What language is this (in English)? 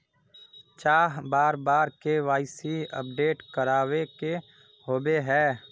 Magahi